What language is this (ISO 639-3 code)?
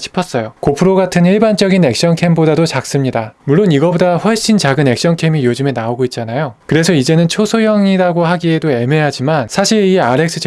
kor